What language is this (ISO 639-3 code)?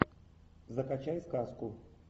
rus